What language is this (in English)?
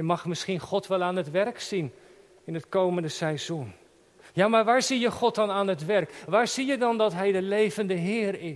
Dutch